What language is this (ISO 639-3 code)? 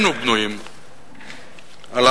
heb